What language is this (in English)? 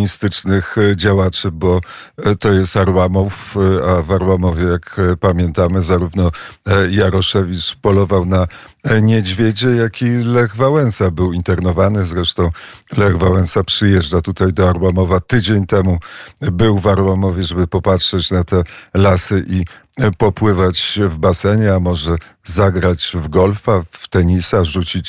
Polish